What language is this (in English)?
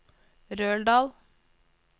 Norwegian